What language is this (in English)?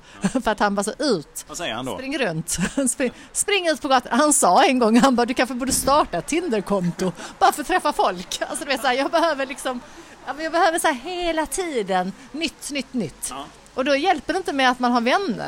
Swedish